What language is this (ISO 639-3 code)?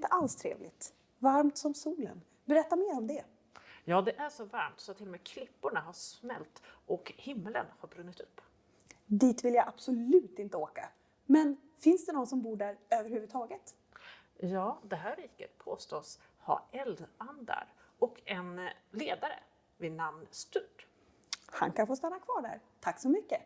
swe